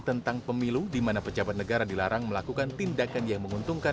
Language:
Indonesian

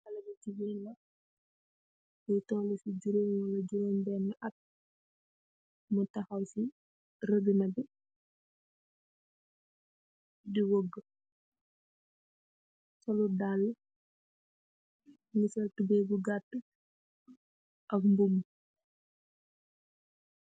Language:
Wolof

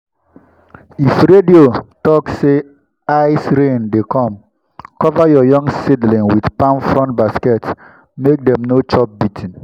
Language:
Nigerian Pidgin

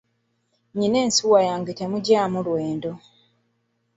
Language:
Ganda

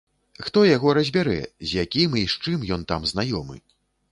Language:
Belarusian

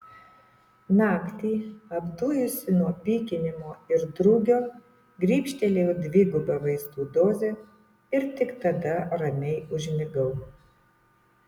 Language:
Lithuanian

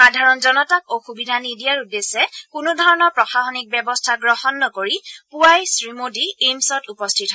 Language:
Assamese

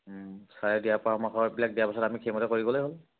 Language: Assamese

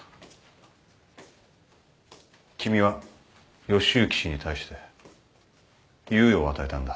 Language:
Japanese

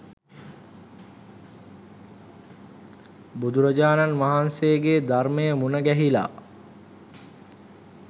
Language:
Sinhala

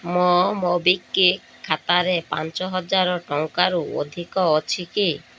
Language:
Odia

